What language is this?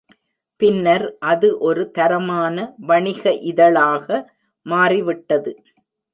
Tamil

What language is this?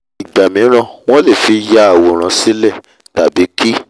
Yoruba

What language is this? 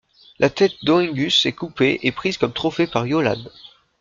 French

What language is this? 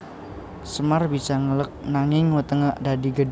Javanese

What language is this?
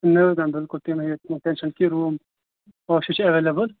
Kashmiri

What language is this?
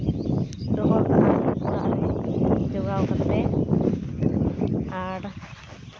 Santali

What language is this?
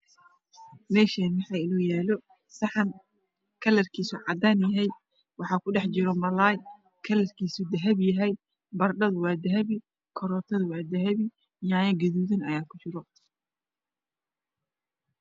Somali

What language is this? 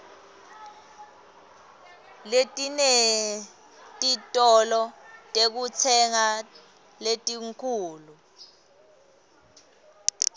Swati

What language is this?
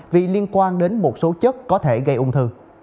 Vietnamese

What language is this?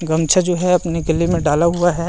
Chhattisgarhi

